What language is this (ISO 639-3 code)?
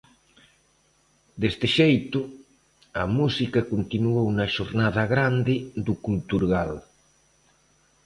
glg